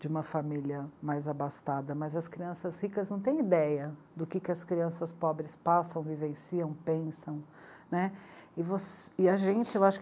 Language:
Portuguese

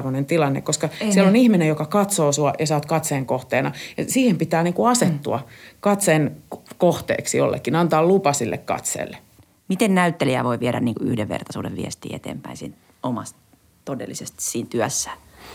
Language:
Finnish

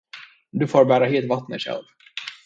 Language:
Swedish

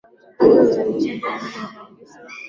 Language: Swahili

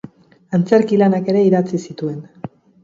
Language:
Basque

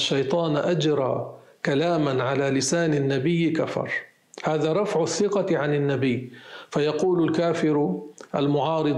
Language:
Arabic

